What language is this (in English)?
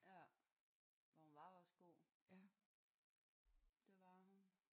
Danish